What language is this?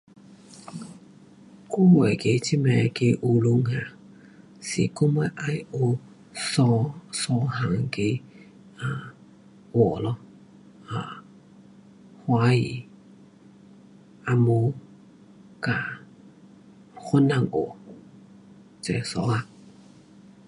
Pu-Xian Chinese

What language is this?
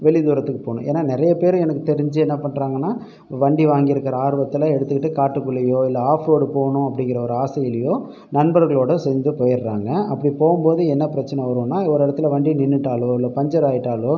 Tamil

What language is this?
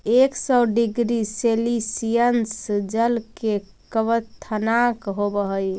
Magahi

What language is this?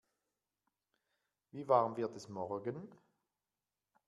German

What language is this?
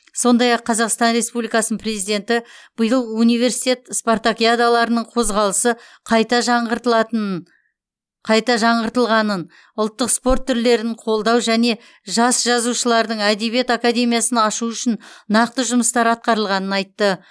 Kazakh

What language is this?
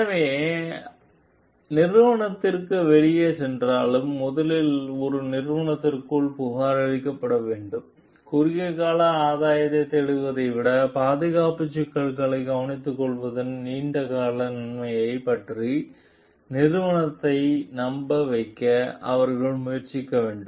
Tamil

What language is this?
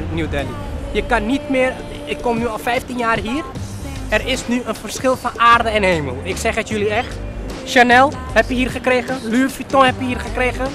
Dutch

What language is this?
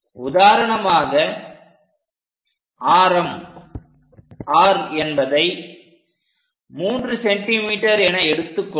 Tamil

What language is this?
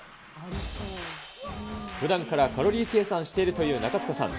Japanese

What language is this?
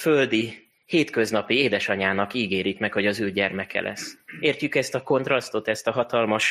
Hungarian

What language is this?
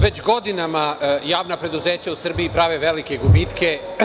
Serbian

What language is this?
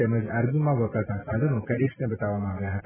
Gujarati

